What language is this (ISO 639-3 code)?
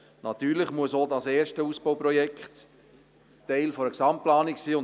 gsw